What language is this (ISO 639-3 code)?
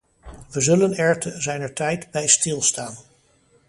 nld